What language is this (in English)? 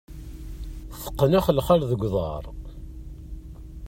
Kabyle